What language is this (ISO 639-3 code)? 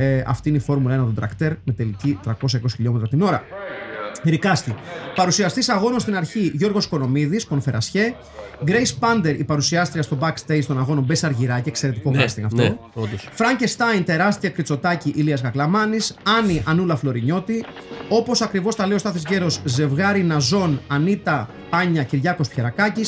ell